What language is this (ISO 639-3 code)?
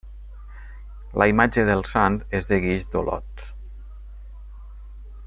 cat